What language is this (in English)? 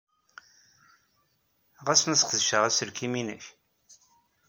Kabyle